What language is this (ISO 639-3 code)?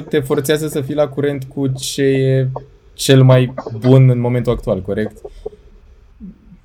ron